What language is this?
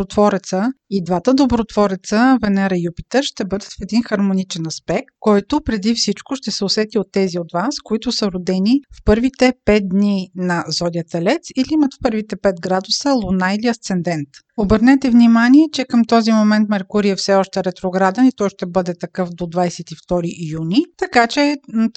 Bulgarian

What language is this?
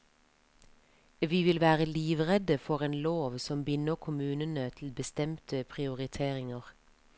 Norwegian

